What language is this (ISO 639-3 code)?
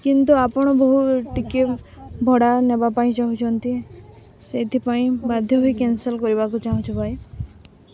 ori